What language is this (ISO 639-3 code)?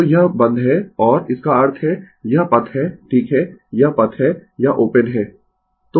hin